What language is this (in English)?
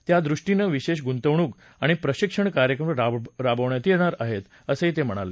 Marathi